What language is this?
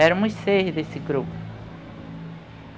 Portuguese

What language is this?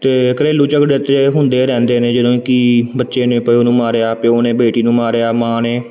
Punjabi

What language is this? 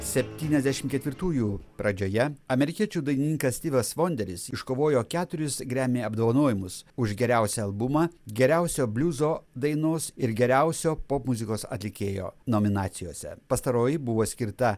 Lithuanian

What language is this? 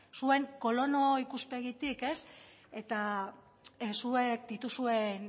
Basque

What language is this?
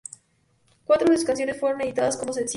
Spanish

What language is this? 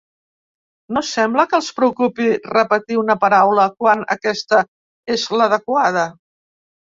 Catalan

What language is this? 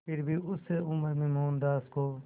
Hindi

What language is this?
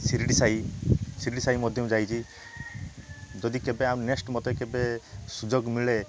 Odia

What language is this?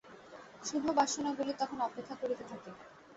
Bangla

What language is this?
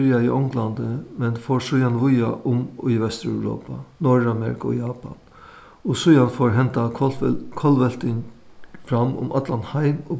Faroese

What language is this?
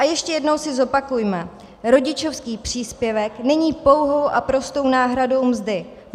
Czech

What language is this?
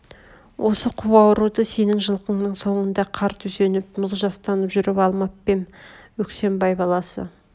Kazakh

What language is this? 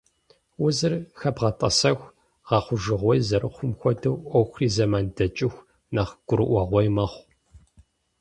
Kabardian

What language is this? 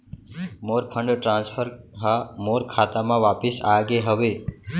Chhattisgarhi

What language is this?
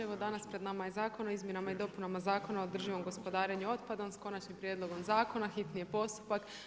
Croatian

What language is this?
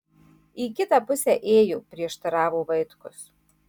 Lithuanian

